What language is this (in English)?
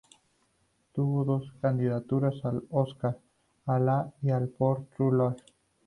Spanish